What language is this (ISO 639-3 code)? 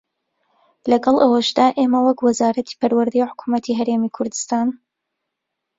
ckb